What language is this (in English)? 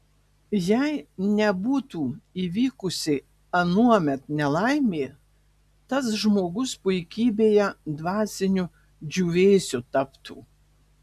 Lithuanian